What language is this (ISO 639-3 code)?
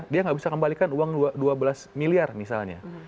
ind